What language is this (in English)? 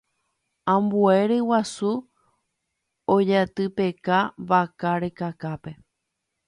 Guarani